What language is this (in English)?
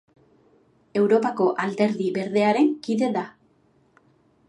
Basque